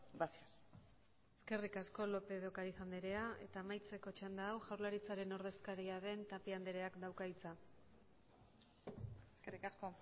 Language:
Basque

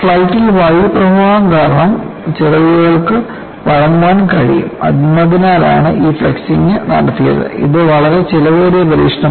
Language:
Malayalam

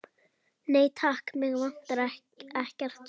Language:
Icelandic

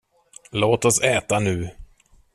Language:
Swedish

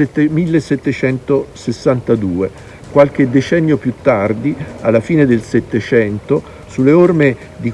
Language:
Italian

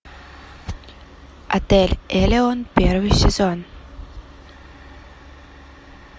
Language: Russian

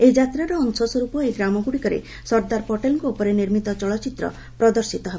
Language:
Odia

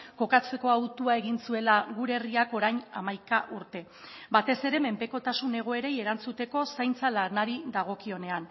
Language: Basque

